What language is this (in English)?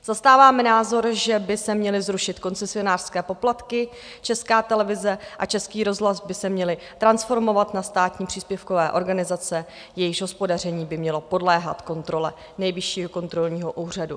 Czech